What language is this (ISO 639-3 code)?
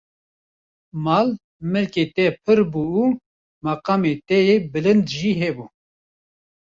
kur